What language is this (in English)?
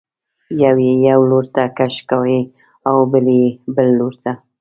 Pashto